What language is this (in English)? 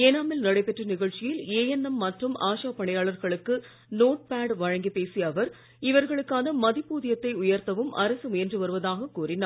Tamil